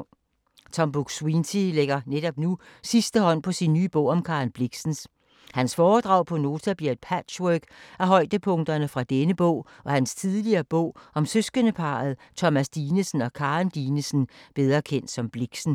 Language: Danish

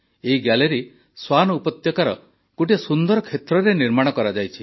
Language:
Odia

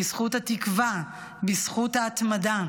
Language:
Hebrew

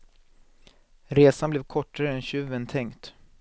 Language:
Swedish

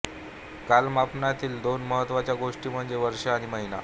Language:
Marathi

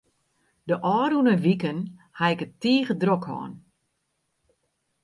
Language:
Western Frisian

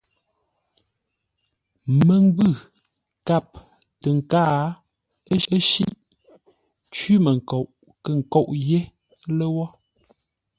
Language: Ngombale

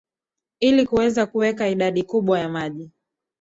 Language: Swahili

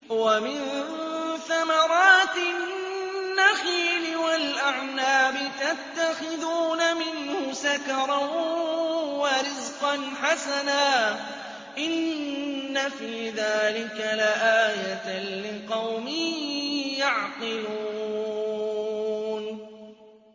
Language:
Arabic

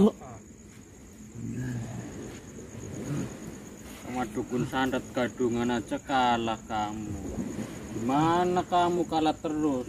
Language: Indonesian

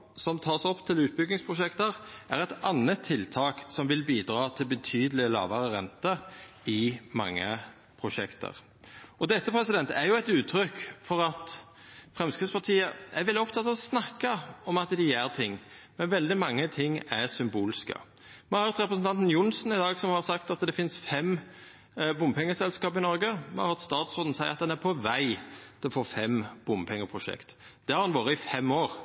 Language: Norwegian Nynorsk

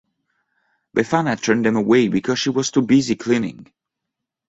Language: English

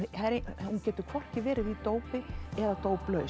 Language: Icelandic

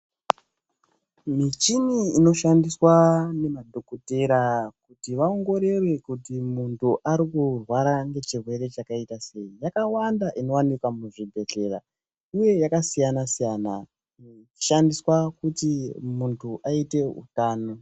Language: Ndau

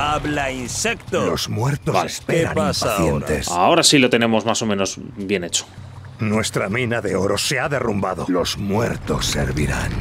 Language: Spanish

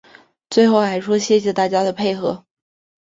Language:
Chinese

